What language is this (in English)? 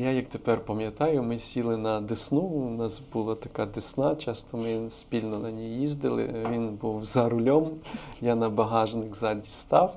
Ukrainian